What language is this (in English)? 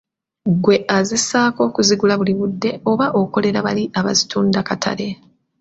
Ganda